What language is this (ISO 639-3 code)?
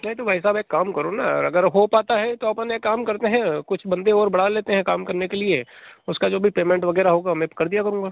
hin